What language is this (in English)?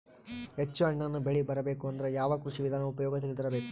Kannada